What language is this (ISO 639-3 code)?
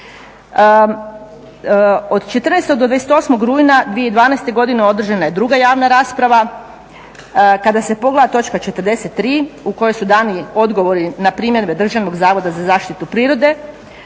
hrv